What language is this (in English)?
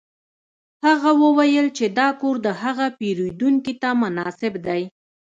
Pashto